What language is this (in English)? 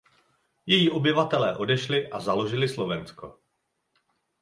Czech